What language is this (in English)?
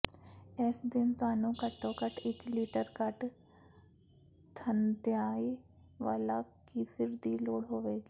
Punjabi